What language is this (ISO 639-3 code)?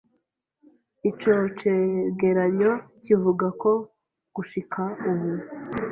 kin